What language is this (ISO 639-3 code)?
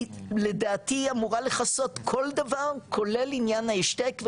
heb